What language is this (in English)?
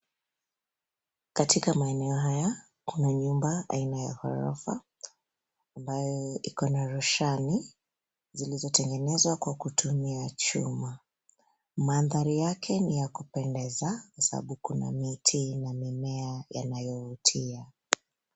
Swahili